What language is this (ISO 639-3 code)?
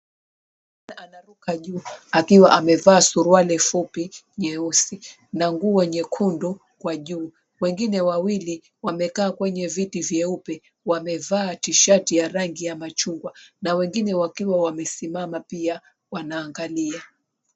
swa